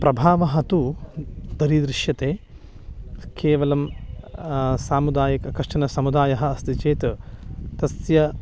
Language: Sanskrit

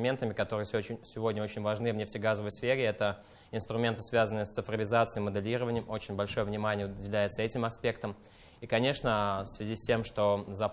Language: Russian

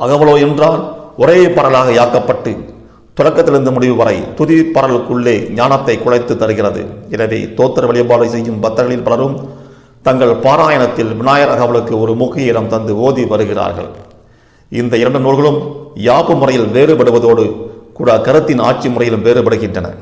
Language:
Tamil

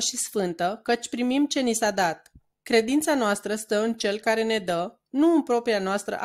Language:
Romanian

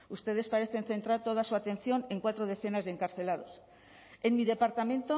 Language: Spanish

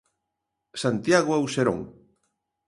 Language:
Galician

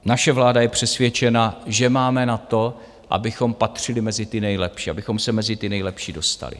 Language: Czech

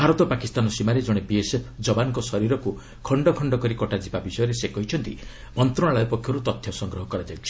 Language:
Odia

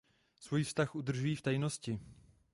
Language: Czech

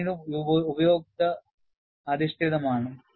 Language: Malayalam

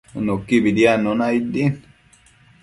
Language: Matsés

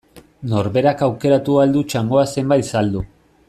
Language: Basque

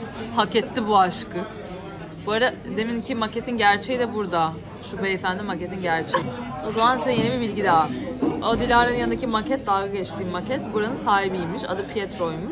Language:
Turkish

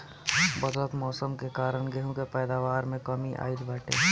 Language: Bhojpuri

